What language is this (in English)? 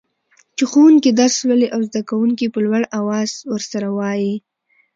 Pashto